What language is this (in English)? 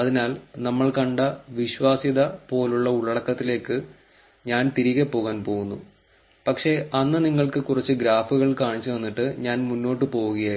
Malayalam